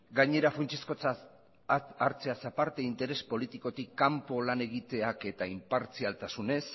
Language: Basque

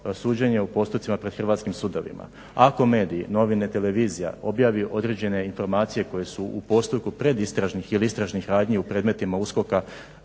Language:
Croatian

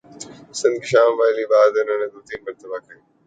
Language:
Urdu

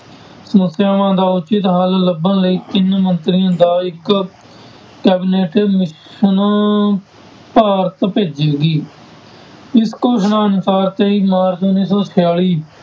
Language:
Punjabi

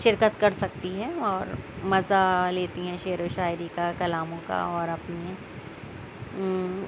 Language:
Urdu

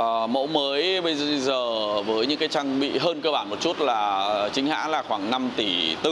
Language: Vietnamese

